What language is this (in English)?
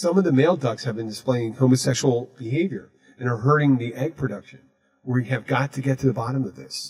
English